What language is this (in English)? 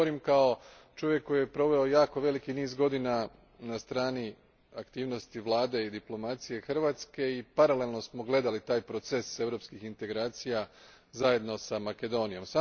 Croatian